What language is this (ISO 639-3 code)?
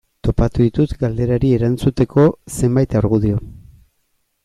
eus